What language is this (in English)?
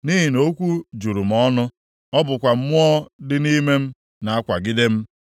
Igbo